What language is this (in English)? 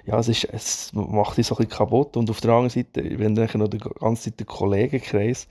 German